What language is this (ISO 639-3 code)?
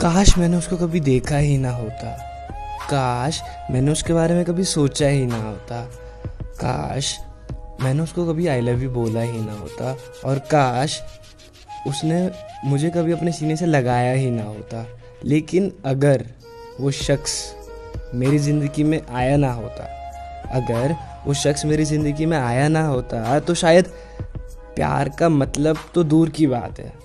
hin